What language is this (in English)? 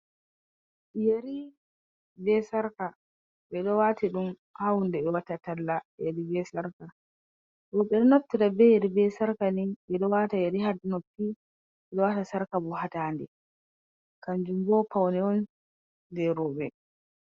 Fula